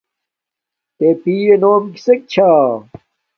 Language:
Domaaki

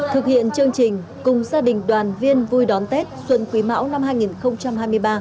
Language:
Vietnamese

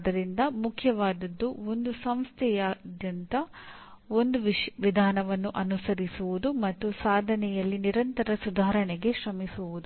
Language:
Kannada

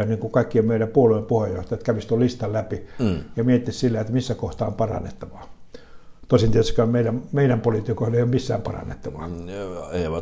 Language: Finnish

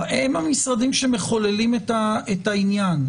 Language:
Hebrew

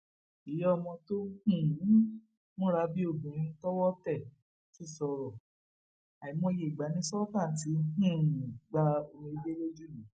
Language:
Yoruba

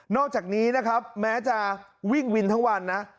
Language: Thai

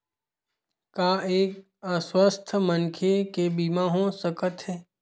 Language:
Chhattisgarhi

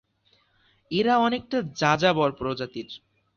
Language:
Bangla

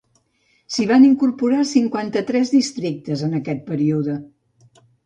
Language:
Catalan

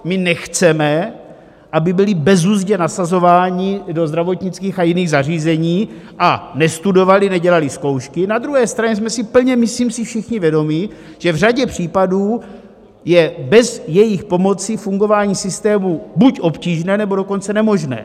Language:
Czech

